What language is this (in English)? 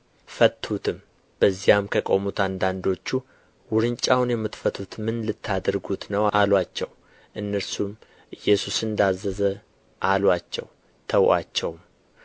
Amharic